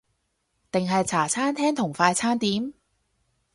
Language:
Cantonese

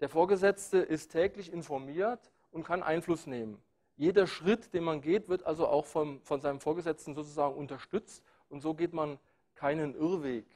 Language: German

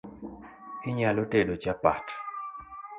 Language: Luo (Kenya and Tanzania)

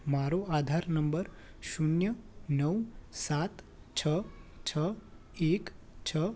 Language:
Gujarati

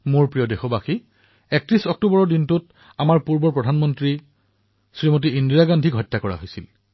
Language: Assamese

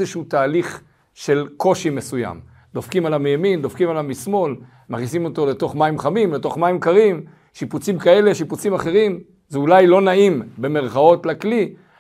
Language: Hebrew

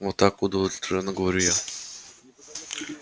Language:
Russian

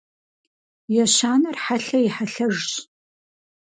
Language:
Kabardian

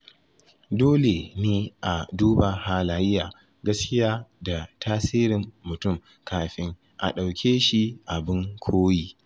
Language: Hausa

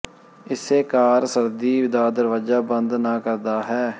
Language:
Punjabi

